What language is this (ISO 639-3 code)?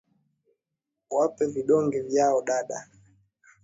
swa